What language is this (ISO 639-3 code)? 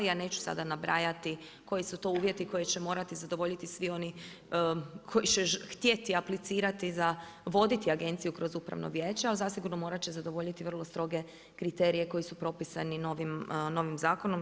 hrv